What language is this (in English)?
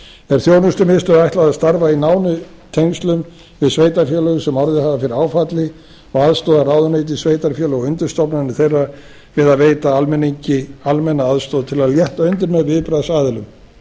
Icelandic